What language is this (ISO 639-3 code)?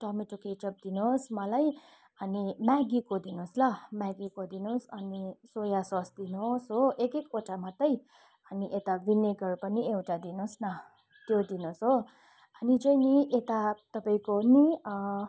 nep